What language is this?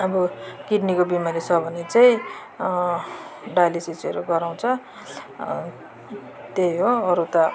Nepali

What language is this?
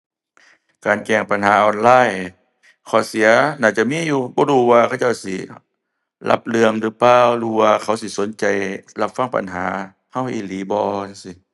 Thai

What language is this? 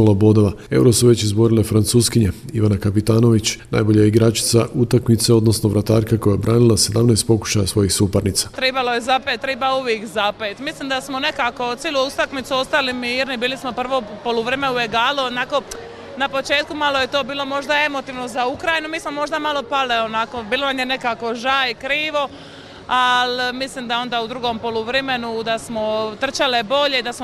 Croatian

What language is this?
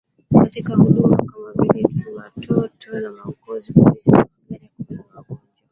Swahili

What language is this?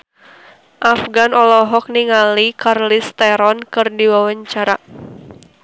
Sundanese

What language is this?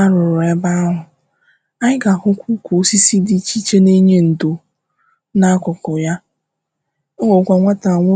Igbo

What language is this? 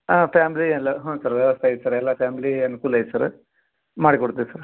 Kannada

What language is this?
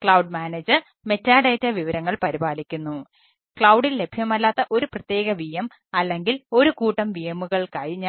Malayalam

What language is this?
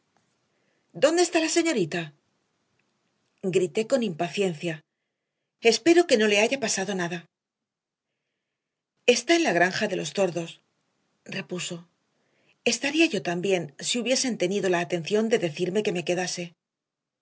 Spanish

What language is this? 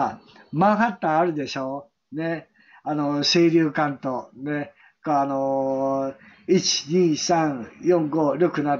Japanese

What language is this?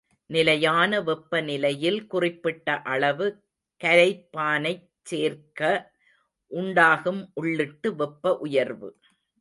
Tamil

